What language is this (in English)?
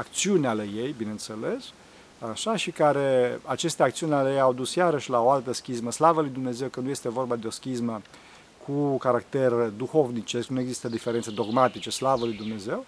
Romanian